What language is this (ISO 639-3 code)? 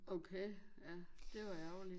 dan